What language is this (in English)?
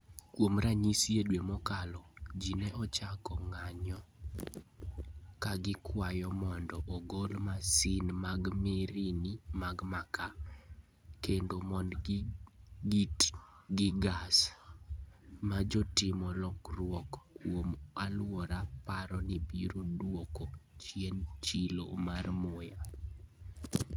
Luo (Kenya and Tanzania)